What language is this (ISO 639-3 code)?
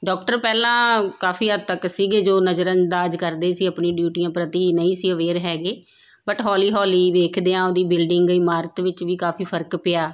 pan